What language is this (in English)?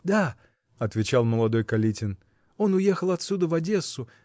Russian